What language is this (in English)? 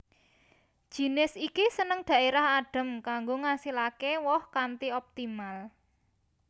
Javanese